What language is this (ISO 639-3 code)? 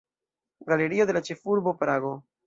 epo